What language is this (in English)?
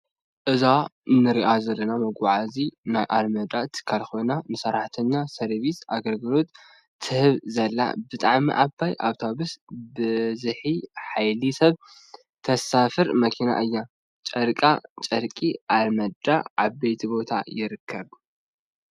Tigrinya